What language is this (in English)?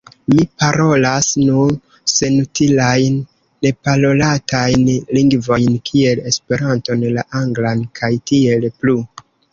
Esperanto